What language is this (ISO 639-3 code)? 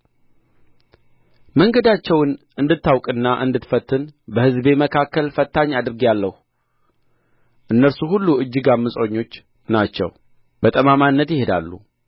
amh